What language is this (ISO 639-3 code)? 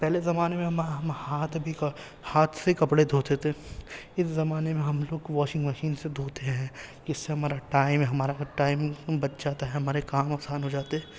urd